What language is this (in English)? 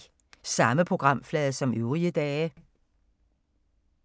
Danish